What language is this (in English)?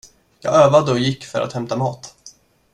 Swedish